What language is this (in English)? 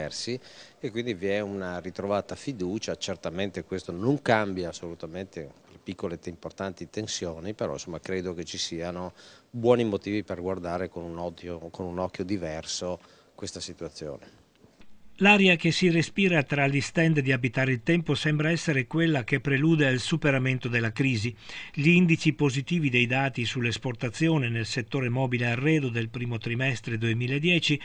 Italian